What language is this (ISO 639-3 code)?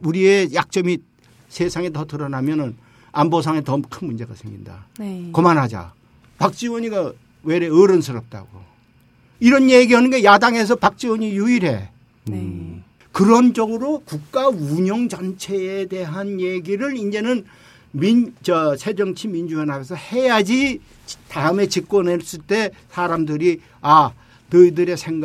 kor